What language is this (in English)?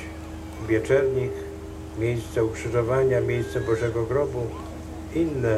Polish